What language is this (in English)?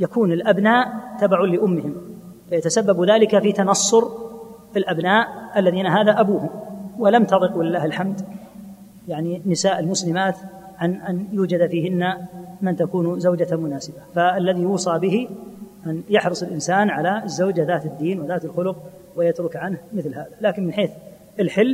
Arabic